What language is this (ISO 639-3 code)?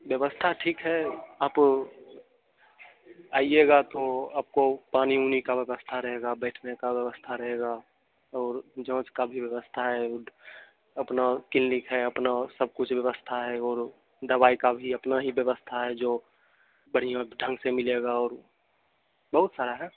hin